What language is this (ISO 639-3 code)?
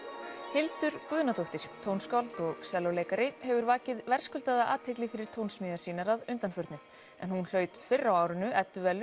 isl